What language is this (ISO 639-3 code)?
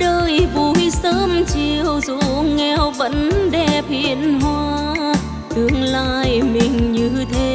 vie